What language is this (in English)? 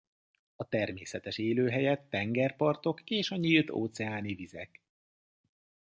Hungarian